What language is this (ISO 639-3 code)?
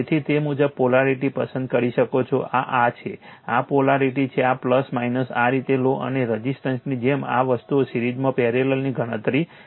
guj